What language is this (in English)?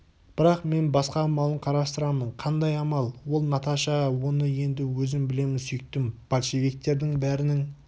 Kazakh